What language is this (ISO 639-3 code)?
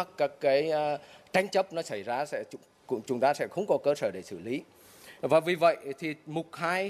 vie